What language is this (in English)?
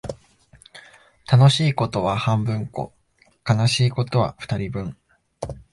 Japanese